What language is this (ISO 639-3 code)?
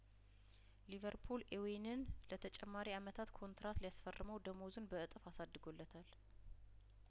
amh